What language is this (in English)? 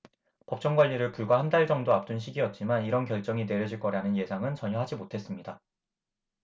Korean